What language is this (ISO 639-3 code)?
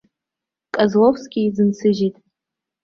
abk